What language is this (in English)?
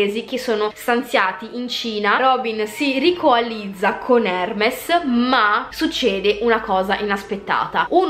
Italian